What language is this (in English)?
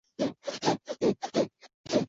Chinese